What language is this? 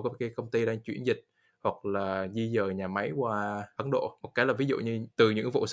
Vietnamese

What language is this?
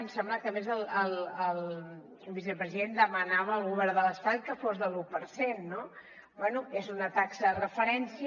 Catalan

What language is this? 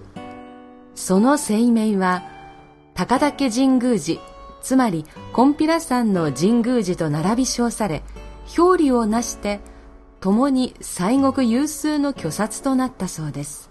Japanese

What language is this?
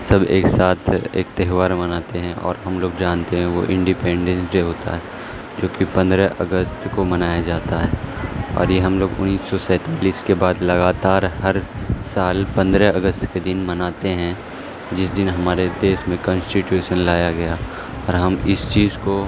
Urdu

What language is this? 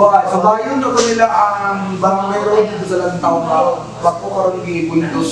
Filipino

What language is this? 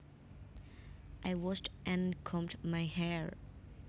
Javanese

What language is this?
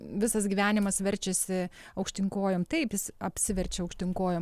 Lithuanian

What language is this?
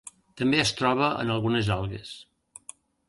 Catalan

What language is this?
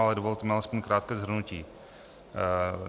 Czech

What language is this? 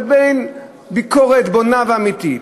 Hebrew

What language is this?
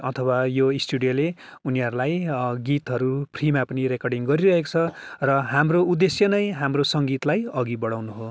Nepali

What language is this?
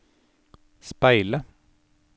Norwegian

